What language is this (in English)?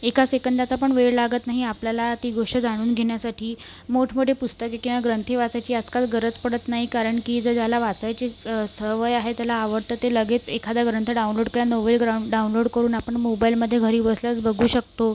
Marathi